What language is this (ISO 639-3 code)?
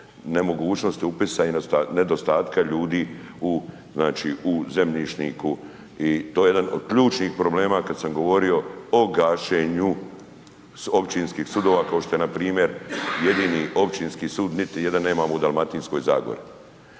hrv